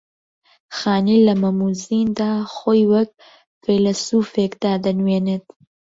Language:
Central Kurdish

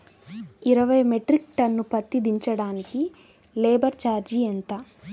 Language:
Telugu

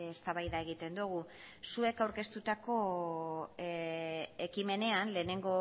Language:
Basque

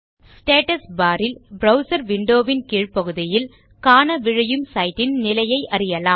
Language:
Tamil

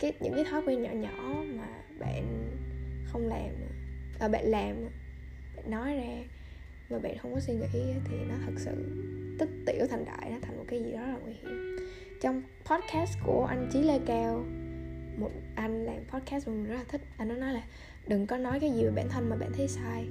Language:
Vietnamese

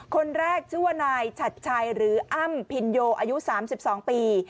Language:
Thai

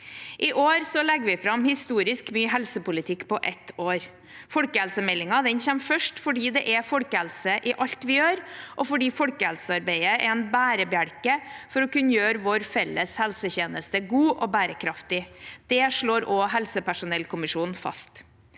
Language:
Norwegian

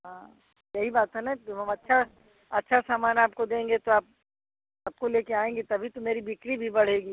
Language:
Hindi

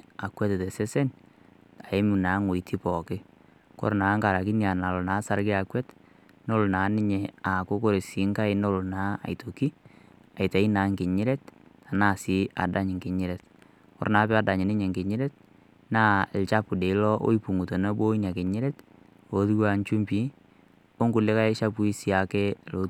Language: Masai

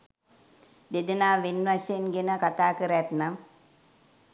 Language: Sinhala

